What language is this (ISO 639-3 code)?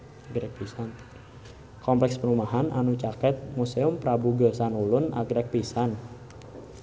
sun